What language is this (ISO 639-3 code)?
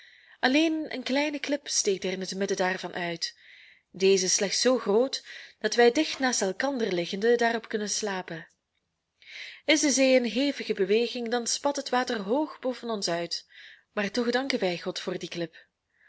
nld